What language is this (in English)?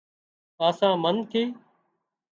Wadiyara Koli